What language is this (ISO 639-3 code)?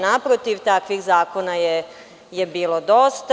srp